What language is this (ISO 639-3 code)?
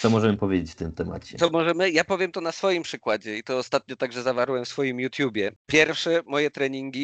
pol